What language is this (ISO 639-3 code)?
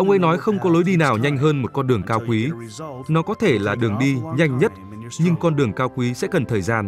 vie